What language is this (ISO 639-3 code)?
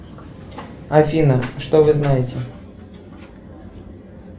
rus